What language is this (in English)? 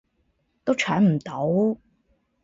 Cantonese